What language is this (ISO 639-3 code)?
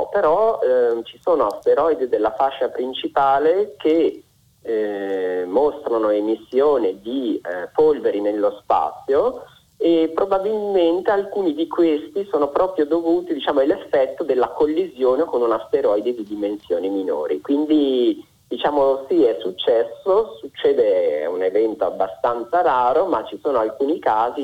ita